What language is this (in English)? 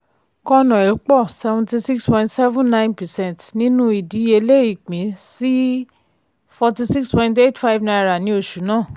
Yoruba